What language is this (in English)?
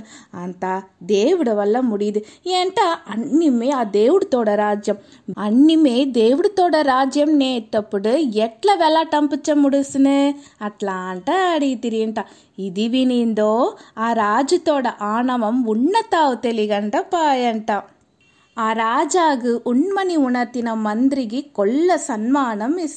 Telugu